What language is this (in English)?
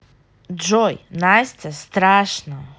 Russian